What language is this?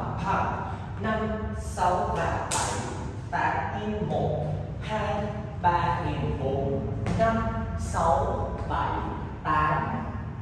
Vietnamese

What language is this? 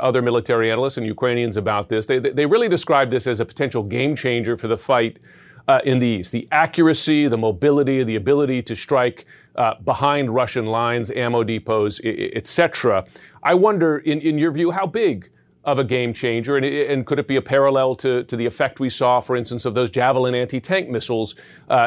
English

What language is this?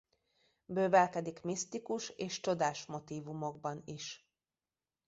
Hungarian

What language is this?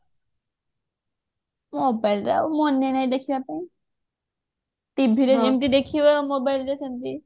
Odia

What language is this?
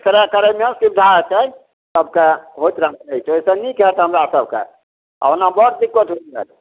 Maithili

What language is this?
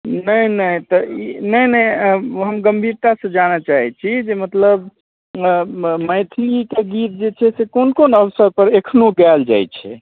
Maithili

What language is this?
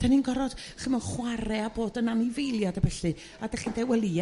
Welsh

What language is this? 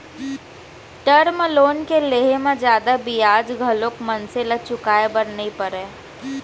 Chhattisgarhi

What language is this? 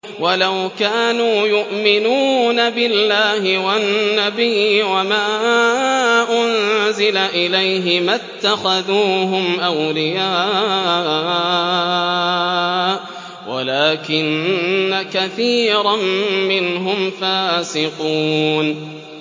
Arabic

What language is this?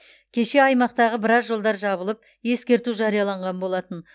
Kazakh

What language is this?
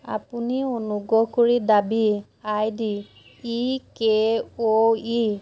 Assamese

